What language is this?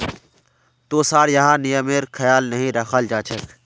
Magahi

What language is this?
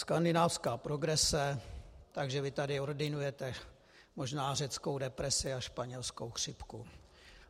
Czech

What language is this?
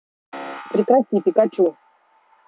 Russian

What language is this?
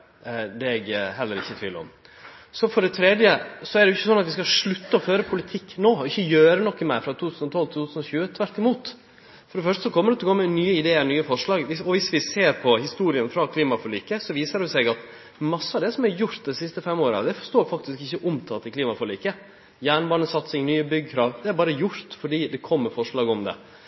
Norwegian Nynorsk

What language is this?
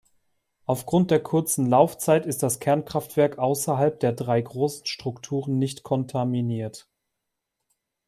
German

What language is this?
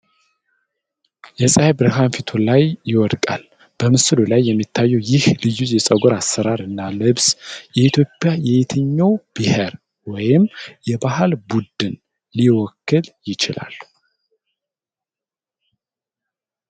Amharic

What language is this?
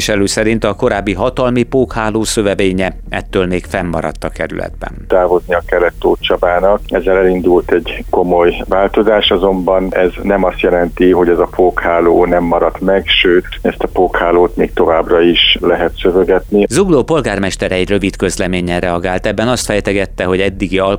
Hungarian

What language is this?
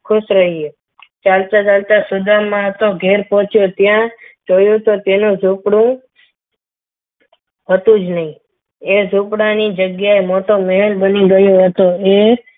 Gujarati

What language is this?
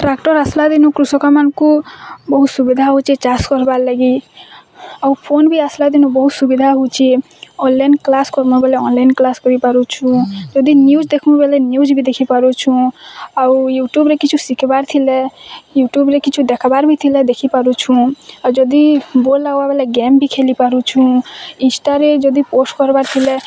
Odia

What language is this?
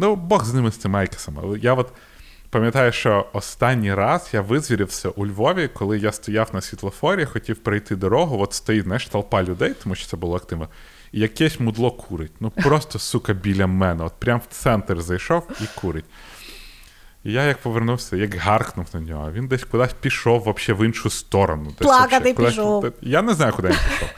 Ukrainian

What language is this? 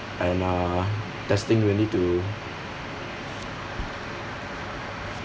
English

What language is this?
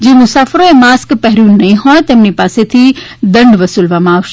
Gujarati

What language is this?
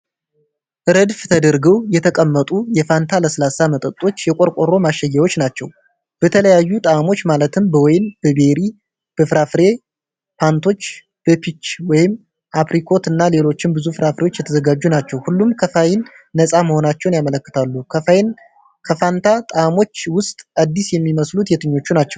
Amharic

